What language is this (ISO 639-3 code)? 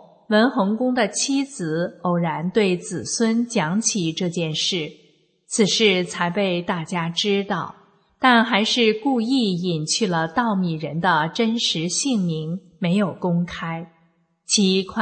zho